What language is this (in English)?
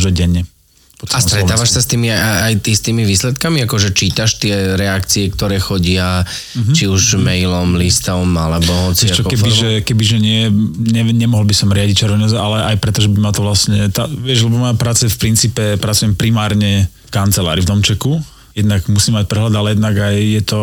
Slovak